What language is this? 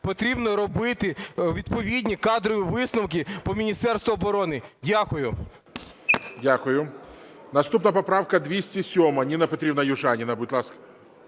Ukrainian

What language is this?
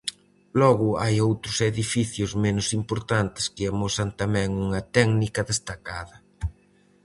Galician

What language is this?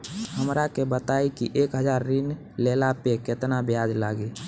Bhojpuri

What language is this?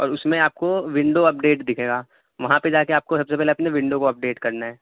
Urdu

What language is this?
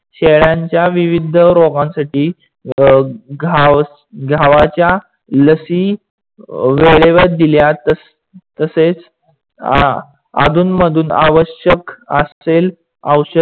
Marathi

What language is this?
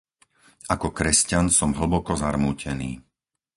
Slovak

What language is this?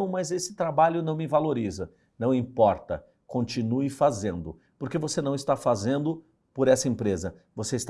Portuguese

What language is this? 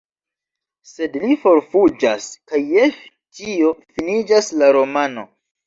Esperanto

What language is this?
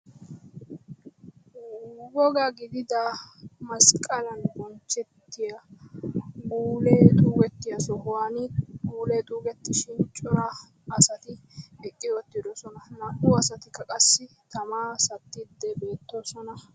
Wolaytta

